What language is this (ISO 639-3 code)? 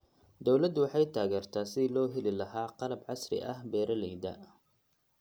som